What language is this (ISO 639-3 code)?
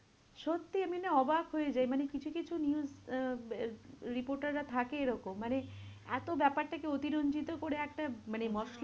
ben